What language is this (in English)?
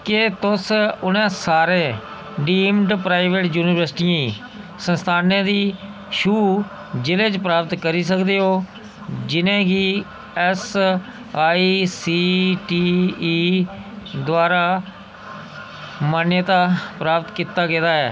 Dogri